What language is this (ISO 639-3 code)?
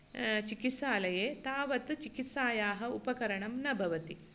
san